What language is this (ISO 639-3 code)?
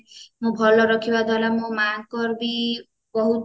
ori